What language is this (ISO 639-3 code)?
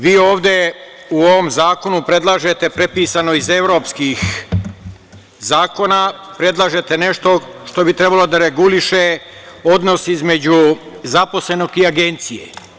srp